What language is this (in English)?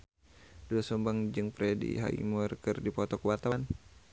Sundanese